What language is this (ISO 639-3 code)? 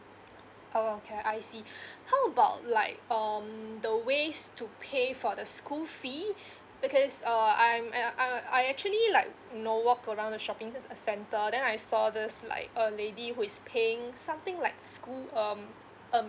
eng